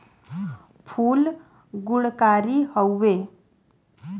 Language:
Bhojpuri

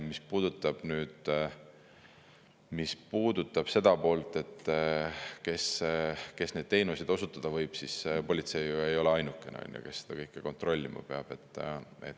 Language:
Estonian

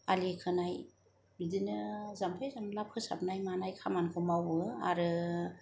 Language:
Bodo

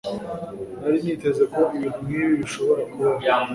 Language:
Kinyarwanda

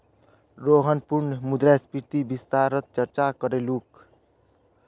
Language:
Magahi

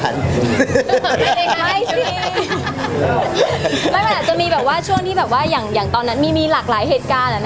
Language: Thai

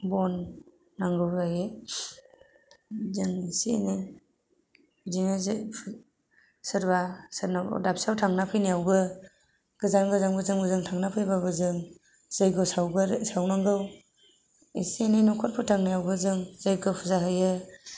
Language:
Bodo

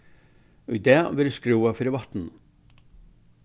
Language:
Faroese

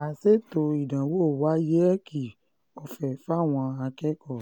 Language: Yoruba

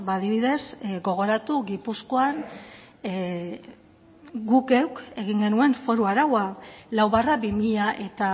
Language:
Basque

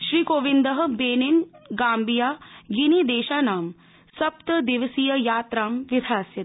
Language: Sanskrit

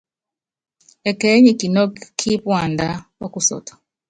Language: Yangben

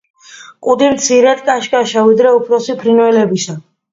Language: Georgian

